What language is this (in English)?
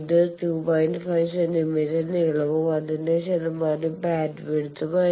Malayalam